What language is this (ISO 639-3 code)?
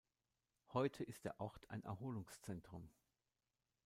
deu